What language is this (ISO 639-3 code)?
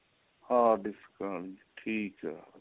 pan